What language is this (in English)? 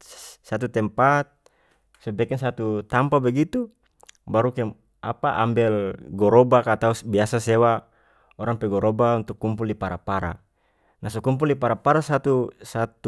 North Moluccan Malay